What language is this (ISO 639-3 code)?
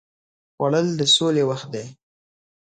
pus